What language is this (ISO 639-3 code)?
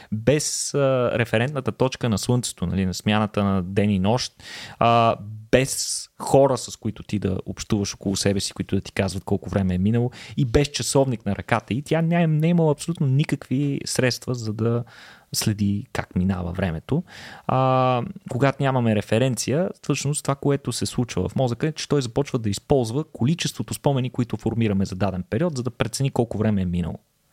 bul